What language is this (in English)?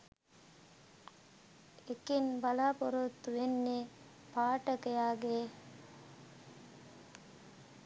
Sinhala